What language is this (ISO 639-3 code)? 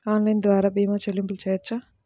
tel